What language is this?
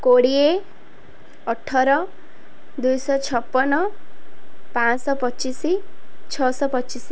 Odia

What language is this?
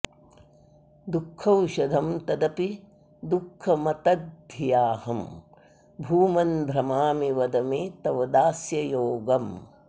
Sanskrit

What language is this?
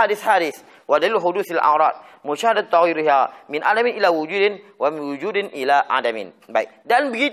Malay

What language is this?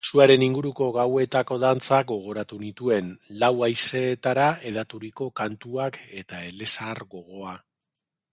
Basque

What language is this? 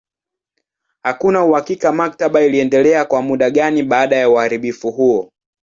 Swahili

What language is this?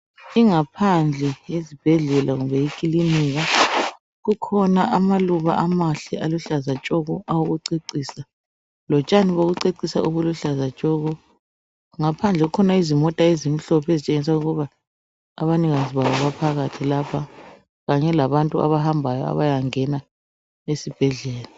North Ndebele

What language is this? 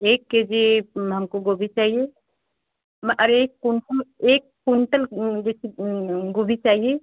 Hindi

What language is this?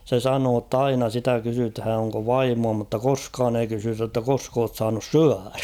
Finnish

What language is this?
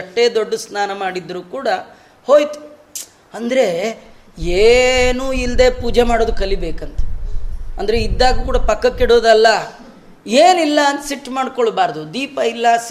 Kannada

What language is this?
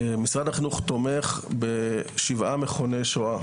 Hebrew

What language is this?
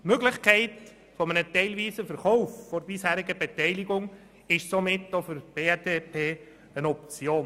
Swiss German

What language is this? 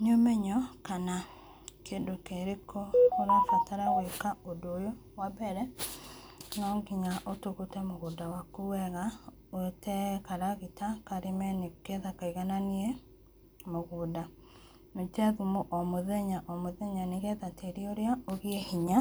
Kikuyu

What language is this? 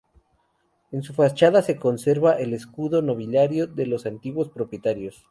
Spanish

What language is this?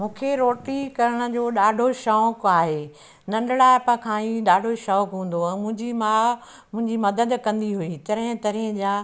Sindhi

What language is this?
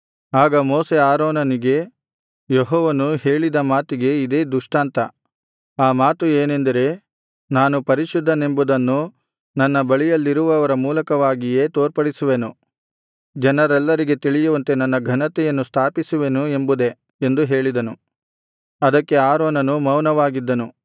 Kannada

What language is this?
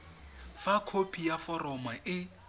Tswana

